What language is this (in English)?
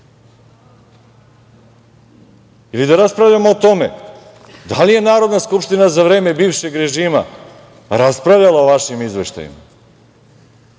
Serbian